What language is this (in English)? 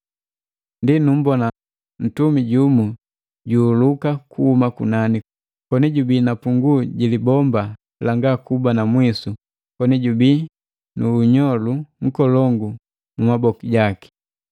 Matengo